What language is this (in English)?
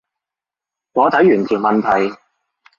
Cantonese